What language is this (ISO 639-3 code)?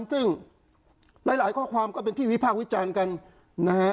tha